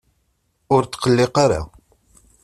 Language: Kabyle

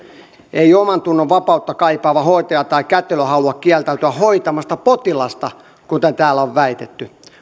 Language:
Finnish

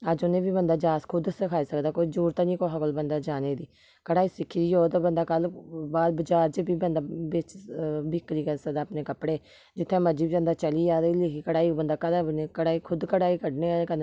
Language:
Dogri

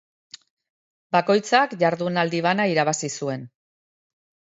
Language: Basque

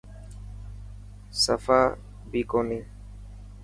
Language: Dhatki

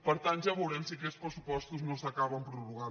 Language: Catalan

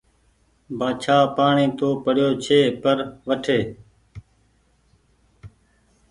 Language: Goaria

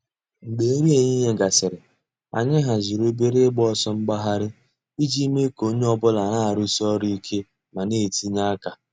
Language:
Igbo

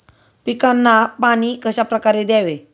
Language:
Marathi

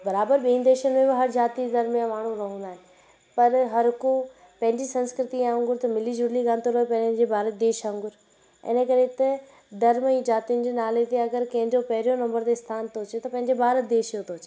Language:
Sindhi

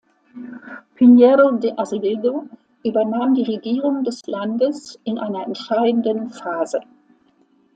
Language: German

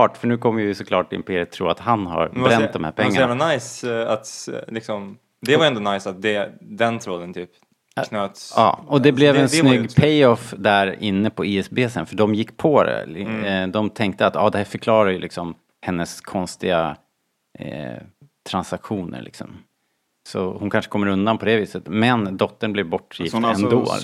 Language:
Swedish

